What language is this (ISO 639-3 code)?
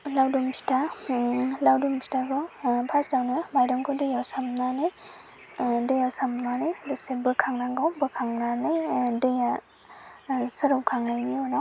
brx